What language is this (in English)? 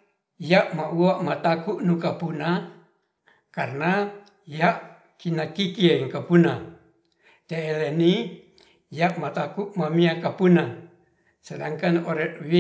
Ratahan